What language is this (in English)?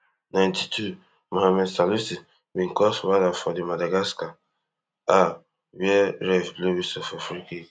Nigerian Pidgin